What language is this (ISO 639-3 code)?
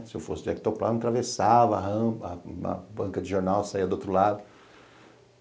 por